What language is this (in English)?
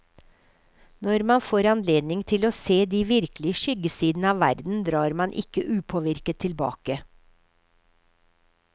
Norwegian